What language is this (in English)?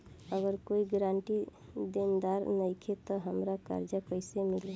Bhojpuri